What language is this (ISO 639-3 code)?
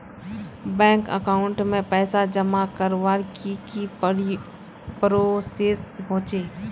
mag